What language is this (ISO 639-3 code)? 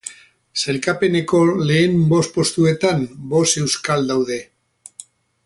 eus